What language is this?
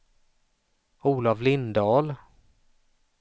Swedish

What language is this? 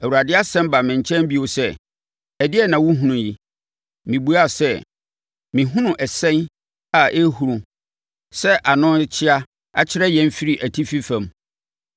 Akan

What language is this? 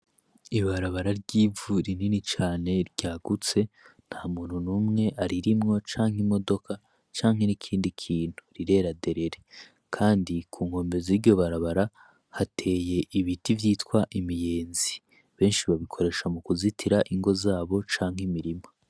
Rundi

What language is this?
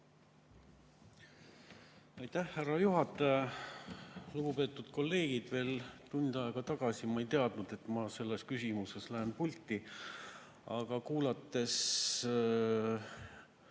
Estonian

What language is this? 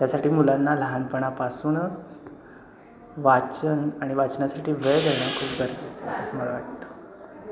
Marathi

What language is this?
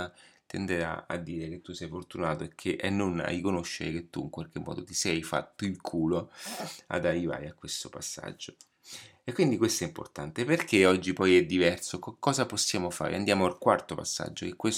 Italian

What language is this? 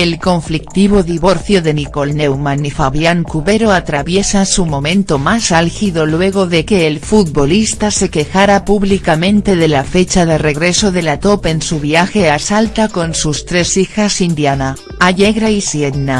Spanish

